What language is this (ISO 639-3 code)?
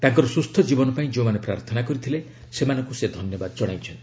ori